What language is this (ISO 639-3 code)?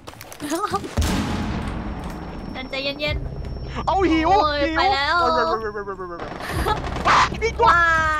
tha